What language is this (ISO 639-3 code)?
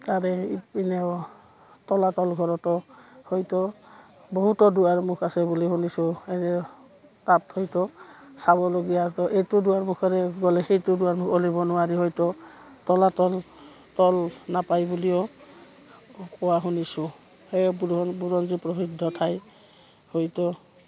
asm